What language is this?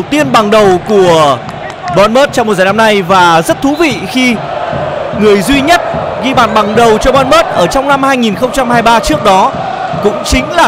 Vietnamese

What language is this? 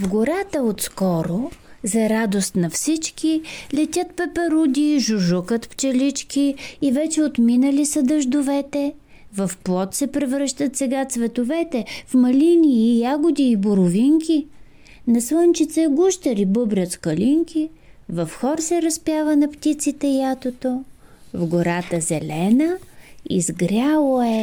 Bulgarian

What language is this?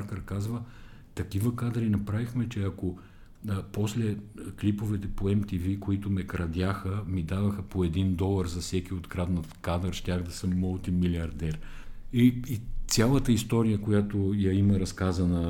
Bulgarian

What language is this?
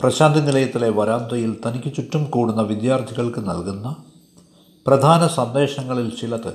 Malayalam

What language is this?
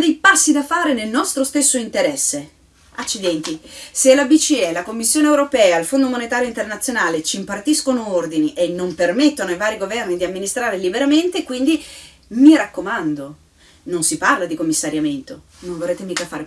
Italian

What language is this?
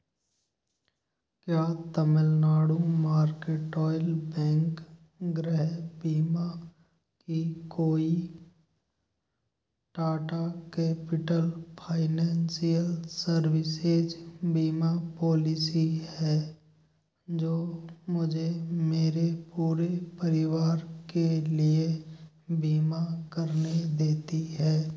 Hindi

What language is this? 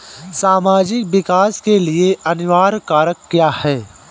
Hindi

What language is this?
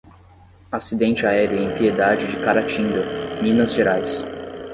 Portuguese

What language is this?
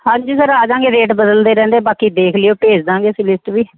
Punjabi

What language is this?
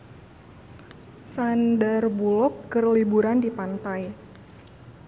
Sundanese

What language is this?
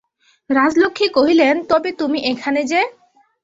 Bangla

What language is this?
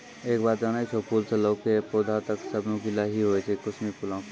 Maithili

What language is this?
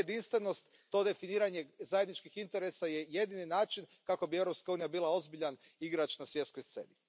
Croatian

